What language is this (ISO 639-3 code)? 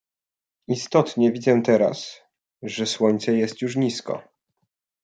pol